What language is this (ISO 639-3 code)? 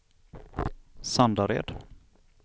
swe